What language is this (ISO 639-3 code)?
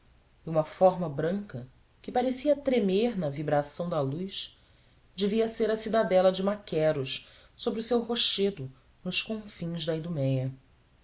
por